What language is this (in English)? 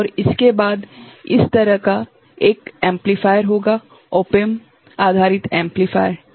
Hindi